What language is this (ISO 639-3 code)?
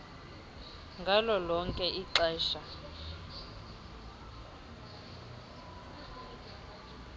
xho